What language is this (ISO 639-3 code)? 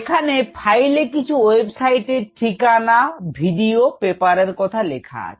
ben